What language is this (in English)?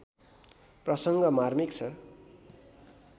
Nepali